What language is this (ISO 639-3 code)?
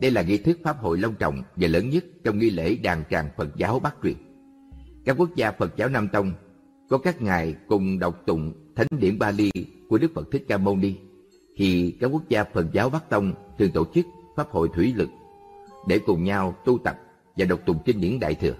vie